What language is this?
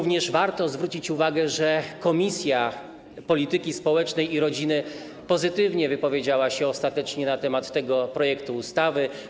Polish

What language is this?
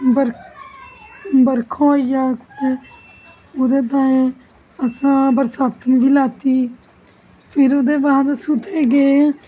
Dogri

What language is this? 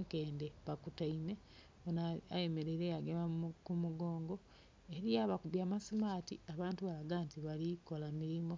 Soga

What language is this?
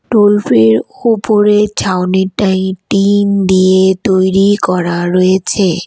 Bangla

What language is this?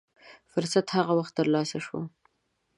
Pashto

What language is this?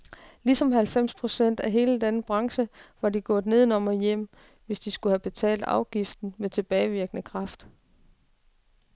Danish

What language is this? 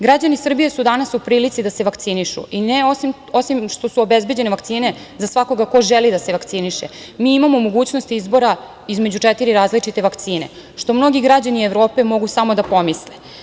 Serbian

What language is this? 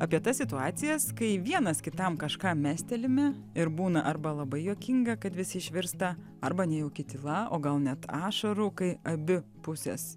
Lithuanian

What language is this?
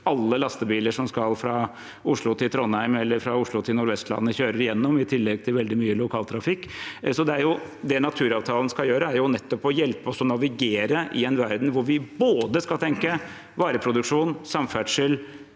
Norwegian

